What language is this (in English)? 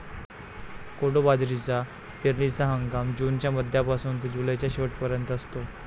Marathi